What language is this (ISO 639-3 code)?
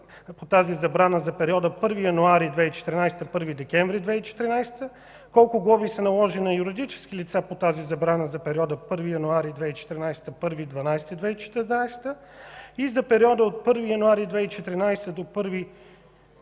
bul